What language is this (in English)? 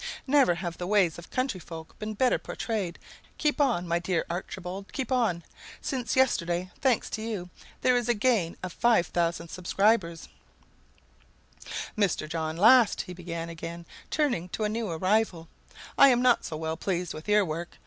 English